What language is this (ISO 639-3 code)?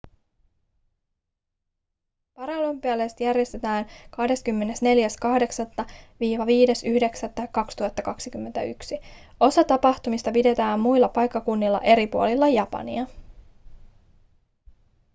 fin